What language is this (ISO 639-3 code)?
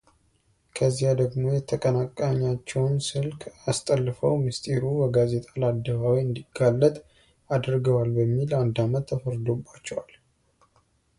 amh